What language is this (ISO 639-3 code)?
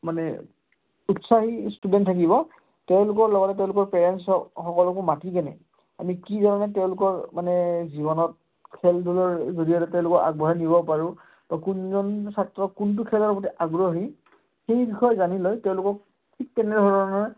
asm